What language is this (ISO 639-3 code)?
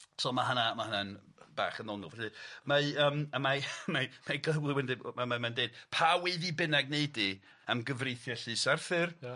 cym